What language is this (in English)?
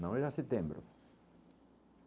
Portuguese